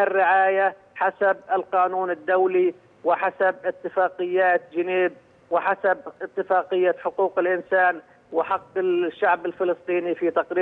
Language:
Arabic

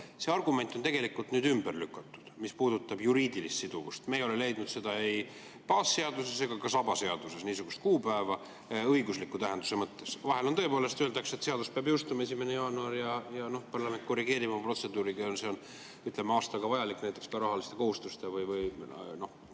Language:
Estonian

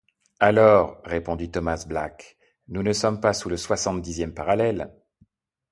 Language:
French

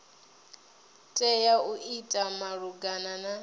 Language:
Venda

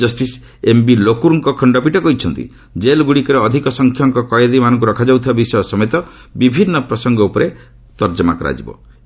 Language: Odia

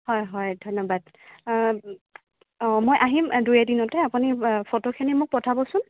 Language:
Assamese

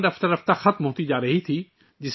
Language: Urdu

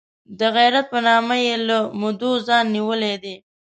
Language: Pashto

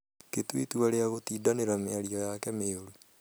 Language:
Kikuyu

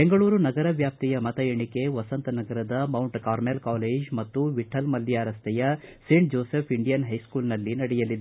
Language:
Kannada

